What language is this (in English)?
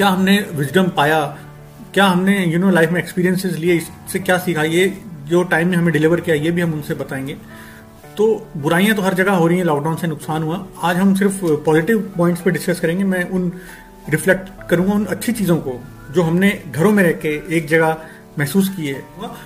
Hindi